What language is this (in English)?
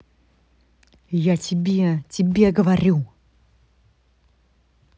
Russian